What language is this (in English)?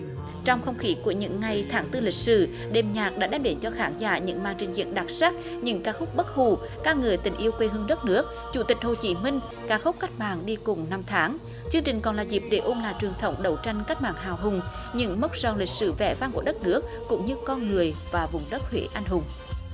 Vietnamese